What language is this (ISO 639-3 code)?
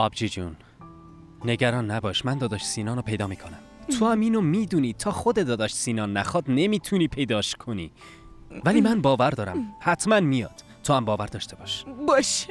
fas